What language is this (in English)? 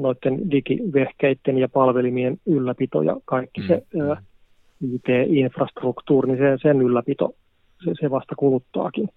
Finnish